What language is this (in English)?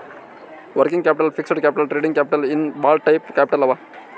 Kannada